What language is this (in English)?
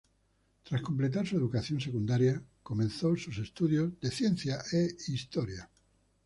Spanish